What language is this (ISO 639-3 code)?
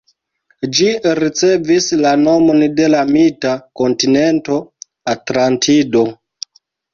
epo